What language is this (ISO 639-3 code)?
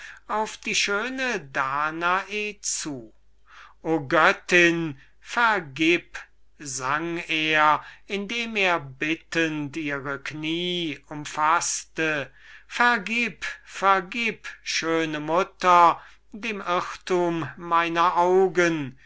deu